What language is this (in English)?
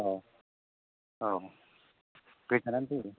Bodo